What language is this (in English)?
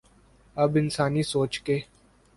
Urdu